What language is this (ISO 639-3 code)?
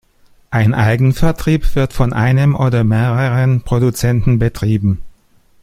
deu